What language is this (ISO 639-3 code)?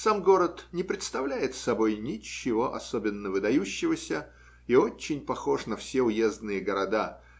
rus